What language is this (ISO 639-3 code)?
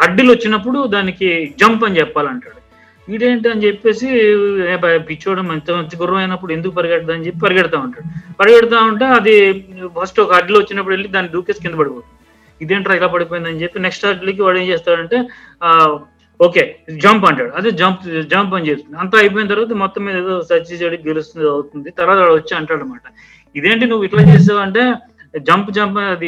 tel